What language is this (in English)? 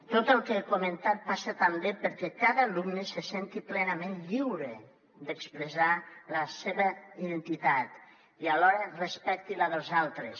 Catalan